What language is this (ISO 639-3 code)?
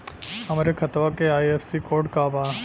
bho